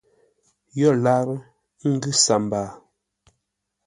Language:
Ngombale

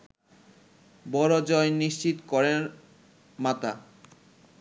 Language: Bangla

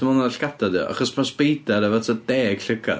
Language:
Welsh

